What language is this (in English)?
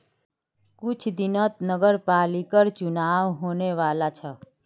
Magahi